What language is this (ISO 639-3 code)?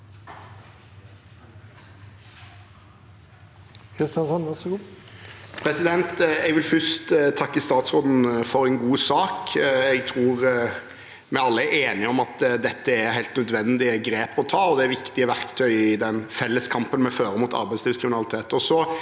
nor